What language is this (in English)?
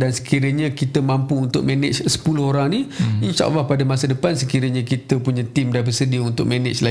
Malay